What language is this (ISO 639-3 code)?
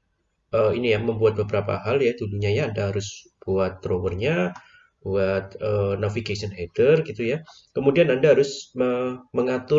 ind